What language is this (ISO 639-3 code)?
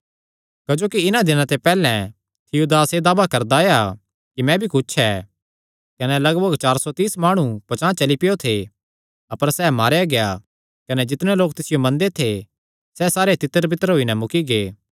xnr